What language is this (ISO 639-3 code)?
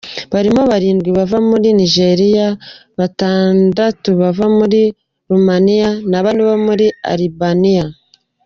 kin